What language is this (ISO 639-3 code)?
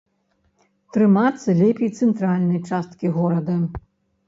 bel